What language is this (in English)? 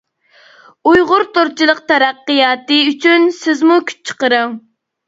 Uyghur